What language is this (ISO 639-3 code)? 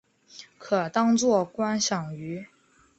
zho